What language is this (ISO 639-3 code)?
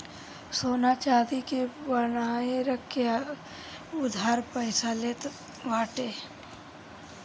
bho